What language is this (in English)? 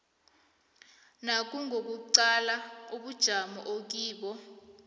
South Ndebele